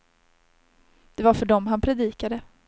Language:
Swedish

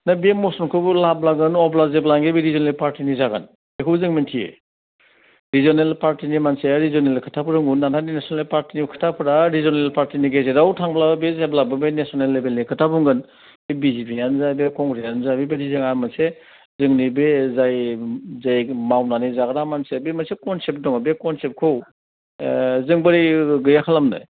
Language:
Bodo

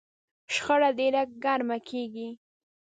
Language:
Pashto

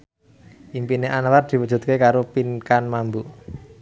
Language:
Javanese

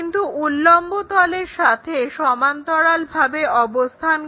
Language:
Bangla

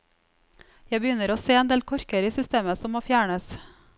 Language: Norwegian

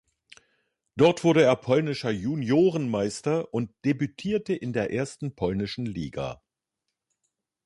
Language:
German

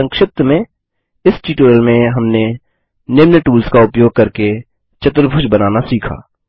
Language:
Hindi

